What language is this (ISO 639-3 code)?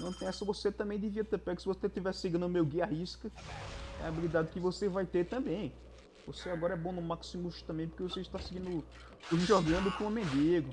por